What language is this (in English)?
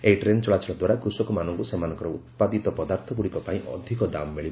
Odia